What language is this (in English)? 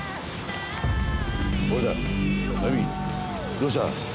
Japanese